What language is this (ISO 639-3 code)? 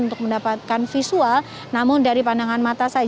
ind